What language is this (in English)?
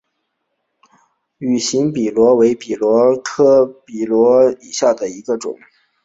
Chinese